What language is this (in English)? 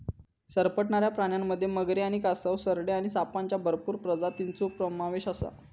Marathi